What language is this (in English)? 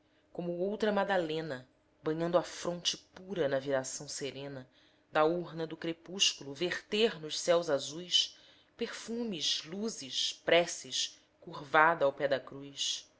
Portuguese